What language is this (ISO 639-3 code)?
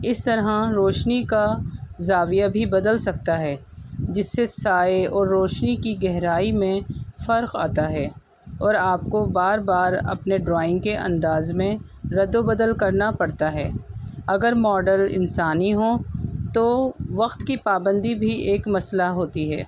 urd